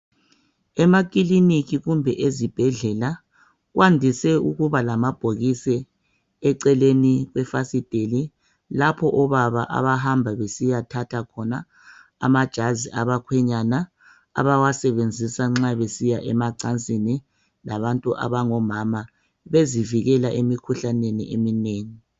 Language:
North Ndebele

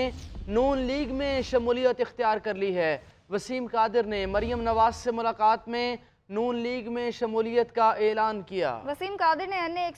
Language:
Hindi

